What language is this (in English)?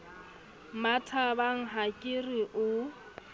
Southern Sotho